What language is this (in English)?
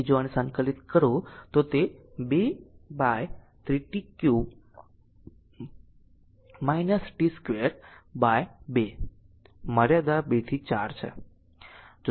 Gujarati